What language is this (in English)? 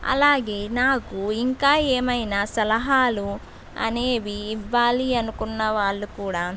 Telugu